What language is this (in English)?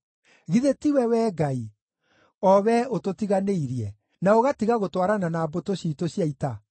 Kikuyu